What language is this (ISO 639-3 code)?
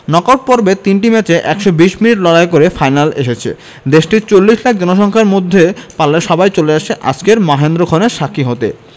ben